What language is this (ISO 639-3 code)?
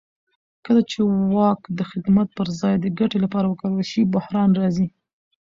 pus